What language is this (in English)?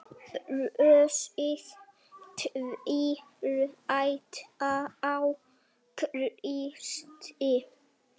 Icelandic